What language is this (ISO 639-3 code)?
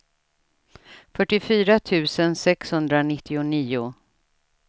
swe